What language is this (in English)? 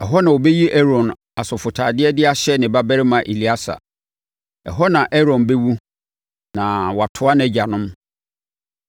Akan